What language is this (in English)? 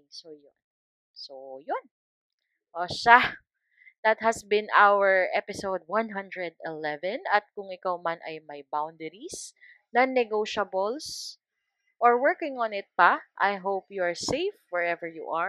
Filipino